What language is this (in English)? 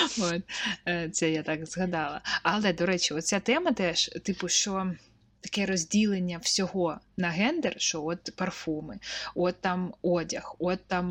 Ukrainian